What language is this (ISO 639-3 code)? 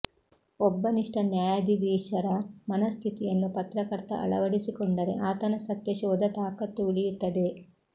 kan